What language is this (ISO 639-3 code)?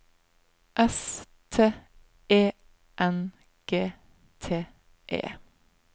nor